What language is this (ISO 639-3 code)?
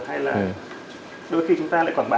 vie